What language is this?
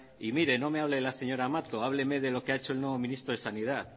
Spanish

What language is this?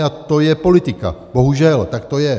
Czech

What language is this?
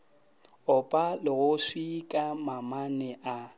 Northern Sotho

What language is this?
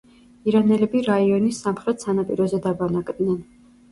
Georgian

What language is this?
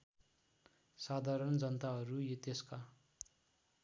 Nepali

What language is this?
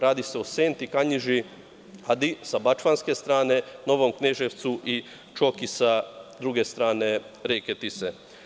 Serbian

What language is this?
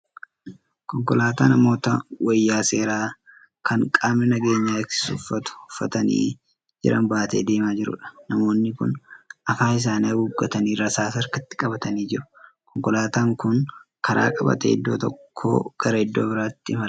Oromo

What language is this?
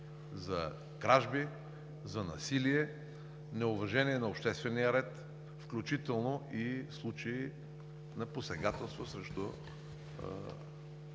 Bulgarian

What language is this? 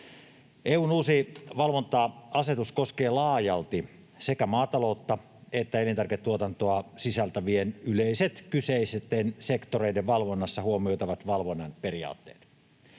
Finnish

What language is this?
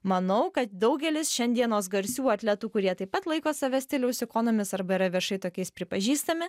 Lithuanian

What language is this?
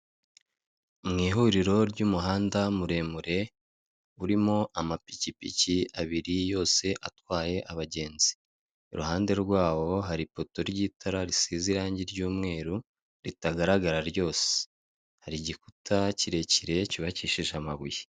Kinyarwanda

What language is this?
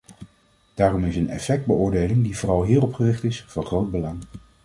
Dutch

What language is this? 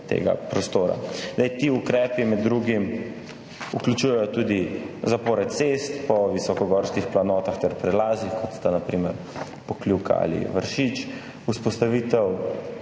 Slovenian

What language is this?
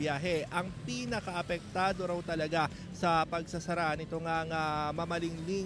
Filipino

